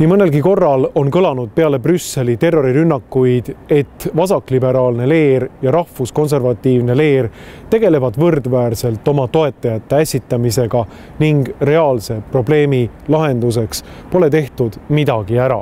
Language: Finnish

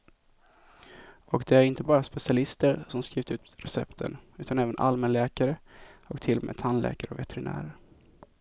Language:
Swedish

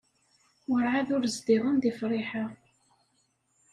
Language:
Kabyle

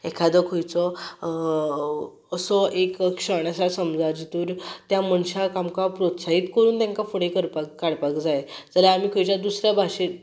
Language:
Konkani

